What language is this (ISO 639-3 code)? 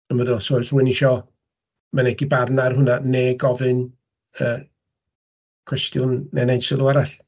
cym